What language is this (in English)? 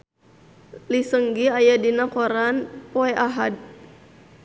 Sundanese